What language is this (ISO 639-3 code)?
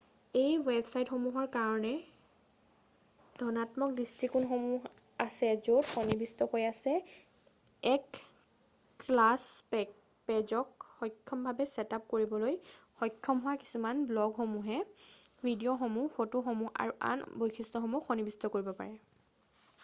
asm